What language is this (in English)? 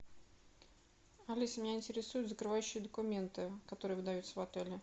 Russian